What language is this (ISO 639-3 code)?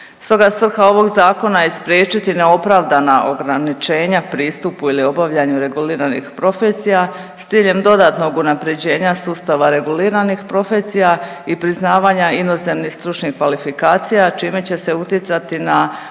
hrv